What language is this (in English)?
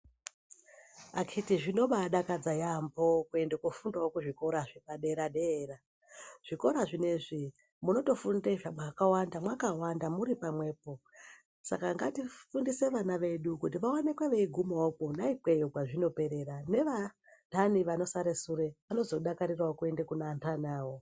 Ndau